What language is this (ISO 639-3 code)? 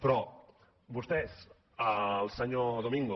cat